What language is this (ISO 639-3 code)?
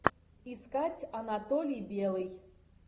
rus